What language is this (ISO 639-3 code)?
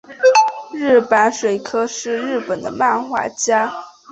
zho